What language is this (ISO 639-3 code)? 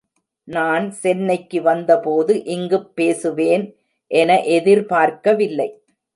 tam